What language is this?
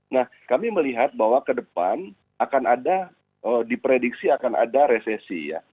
Indonesian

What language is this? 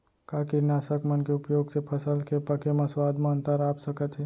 Chhattisgarhi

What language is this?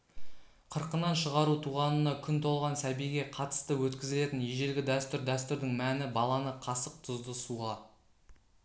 Kazakh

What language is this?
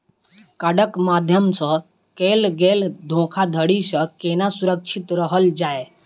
Maithili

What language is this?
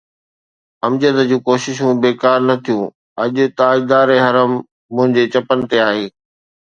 Sindhi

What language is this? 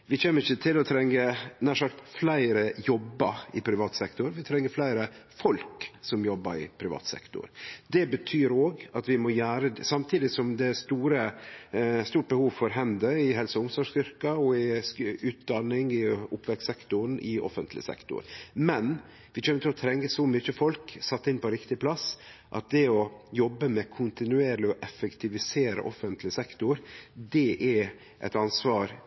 Norwegian Nynorsk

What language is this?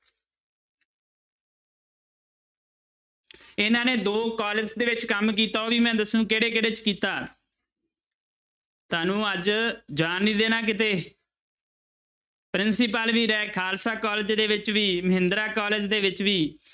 Punjabi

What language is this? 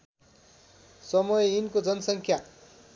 Nepali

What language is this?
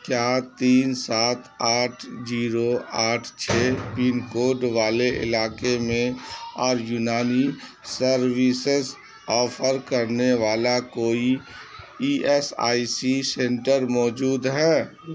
Urdu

